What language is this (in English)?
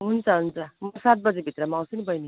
Nepali